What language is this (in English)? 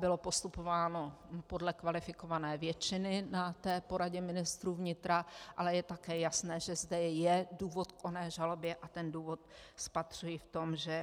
Czech